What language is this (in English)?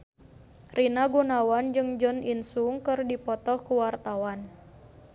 Sundanese